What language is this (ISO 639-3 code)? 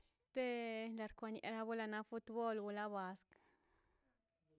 zpy